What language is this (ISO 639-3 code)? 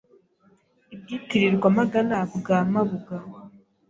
kin